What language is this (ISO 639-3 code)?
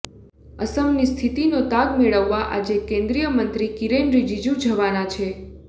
guj